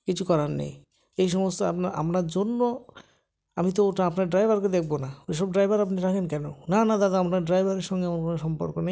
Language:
Bangla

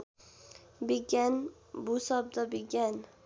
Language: Nepali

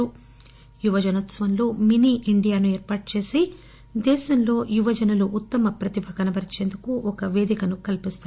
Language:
Telugu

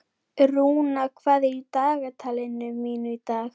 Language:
Icelandic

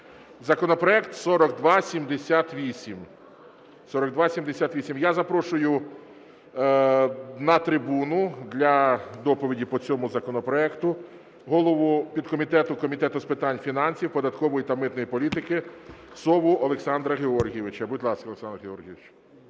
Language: Ukrainian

